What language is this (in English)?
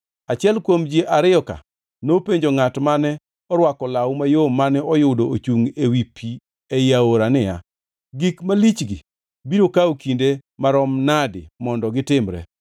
Luo (Kenya and Tanzania)